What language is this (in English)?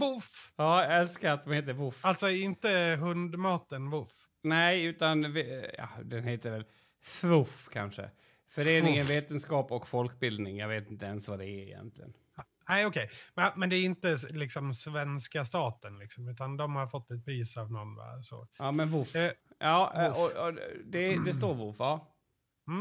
Swedish